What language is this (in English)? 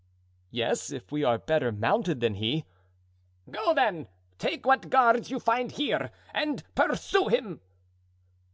English